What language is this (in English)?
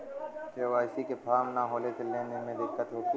Bhojpuri